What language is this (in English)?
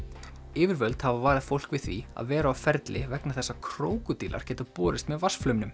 Icelandic